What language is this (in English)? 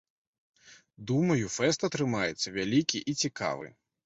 Belarusian